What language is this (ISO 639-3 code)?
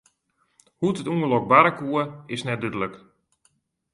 fry